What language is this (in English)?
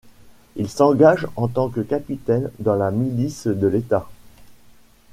French